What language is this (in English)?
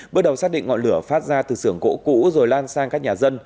Vietnamese